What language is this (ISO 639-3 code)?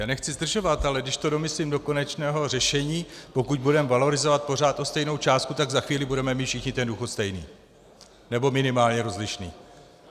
ces